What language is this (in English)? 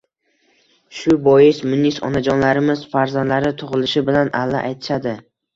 Uzbek